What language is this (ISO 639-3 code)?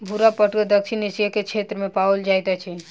mai